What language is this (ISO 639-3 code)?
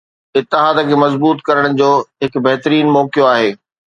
snd